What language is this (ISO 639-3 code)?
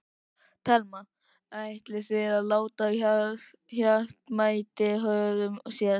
isl